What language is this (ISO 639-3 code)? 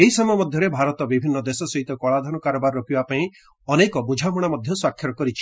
ori